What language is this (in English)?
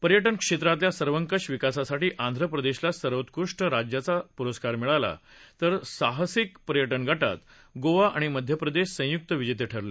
Marathi